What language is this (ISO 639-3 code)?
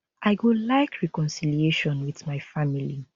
pcm